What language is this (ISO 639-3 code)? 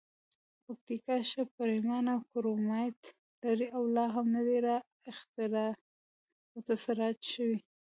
pus